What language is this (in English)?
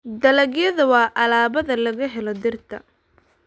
Somali